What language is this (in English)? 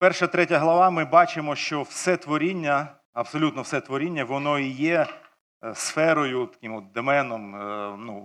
Ukrainian